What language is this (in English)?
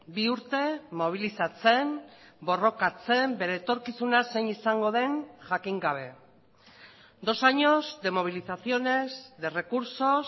Basque